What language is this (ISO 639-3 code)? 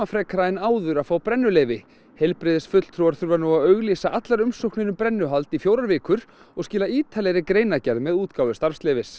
isl